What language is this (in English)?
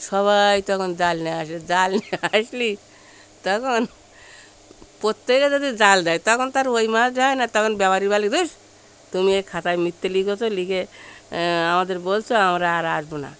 Bangla